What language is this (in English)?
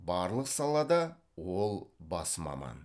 Kazakh